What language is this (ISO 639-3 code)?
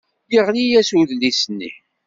kab